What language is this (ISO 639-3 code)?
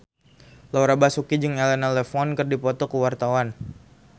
sun